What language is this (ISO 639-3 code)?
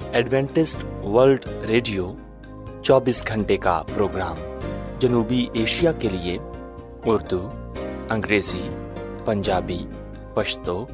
urd